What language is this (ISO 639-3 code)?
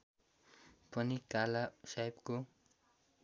nep